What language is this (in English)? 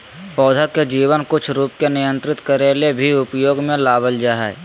Magahi